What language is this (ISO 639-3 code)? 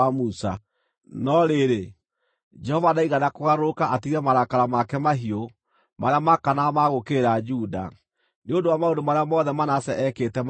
kik